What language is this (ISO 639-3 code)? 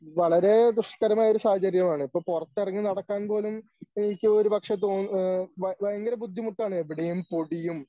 mal